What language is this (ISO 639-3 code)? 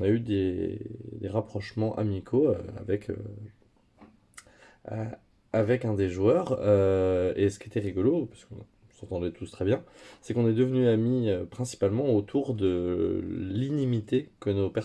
fra